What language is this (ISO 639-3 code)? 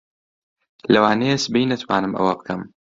ckb